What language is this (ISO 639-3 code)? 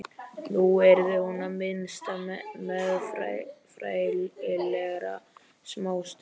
isl